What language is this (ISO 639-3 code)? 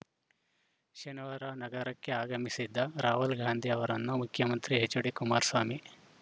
kan